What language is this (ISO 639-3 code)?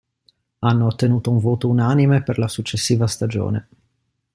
ita